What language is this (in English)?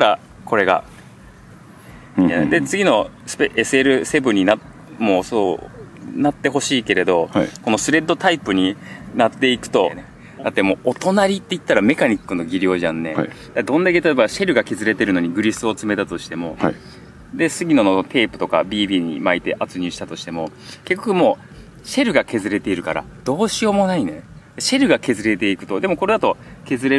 Japanese